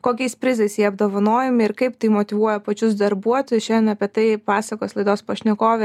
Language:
Lithuanian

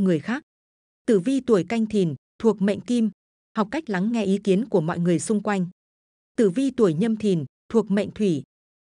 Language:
Vietnamese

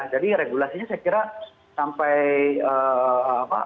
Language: Indonesian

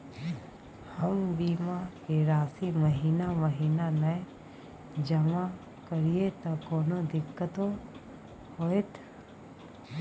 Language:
Maithili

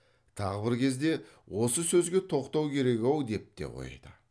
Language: Kazakh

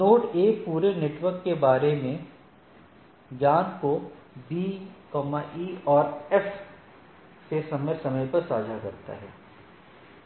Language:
Hindi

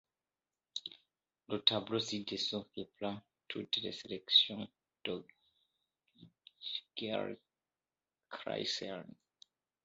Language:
French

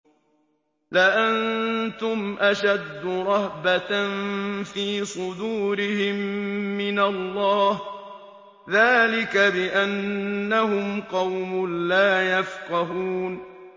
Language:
Arabic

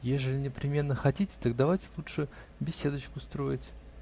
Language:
Russian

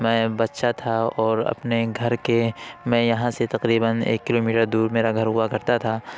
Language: Urdu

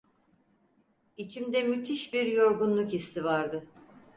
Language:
Turkish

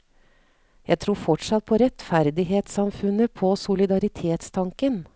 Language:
Norwegian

